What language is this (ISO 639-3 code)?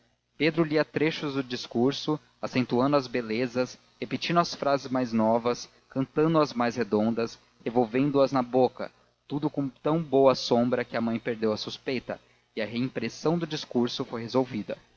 por